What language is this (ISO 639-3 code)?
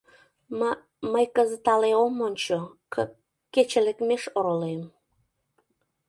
chm